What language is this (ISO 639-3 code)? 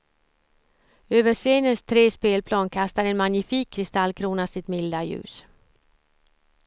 swe